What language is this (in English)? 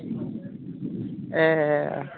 Bodo